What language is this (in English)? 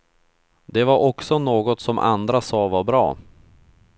Swedish